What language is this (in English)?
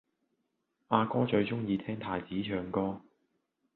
Cantonese